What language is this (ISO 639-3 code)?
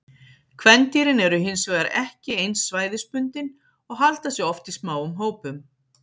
isl